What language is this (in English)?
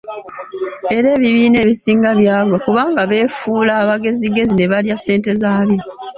Ganda